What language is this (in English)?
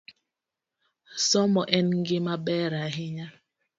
Luo (Kenya and Tanzania)